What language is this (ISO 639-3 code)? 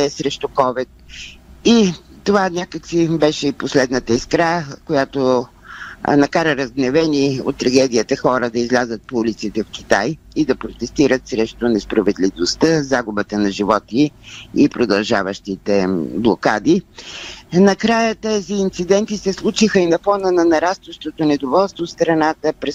bul